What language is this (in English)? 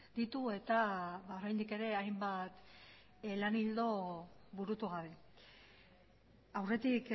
Basque